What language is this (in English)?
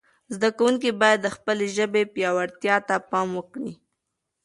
Pashto